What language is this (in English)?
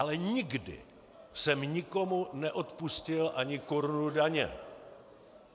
Czech